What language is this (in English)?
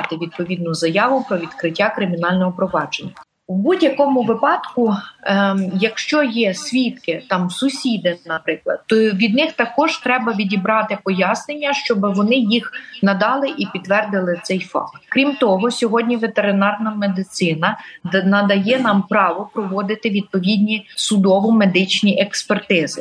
Ukrainian